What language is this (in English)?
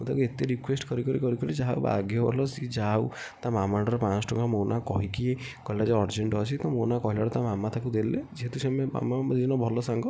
Odia